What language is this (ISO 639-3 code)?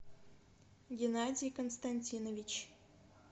rus